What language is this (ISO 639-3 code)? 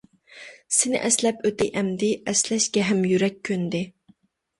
uig